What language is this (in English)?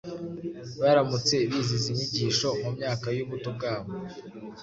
Kinyarwanda